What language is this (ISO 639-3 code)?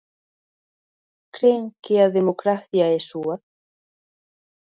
glg